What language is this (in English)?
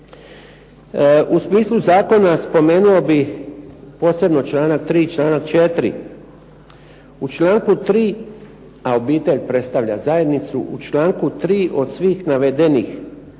Croatian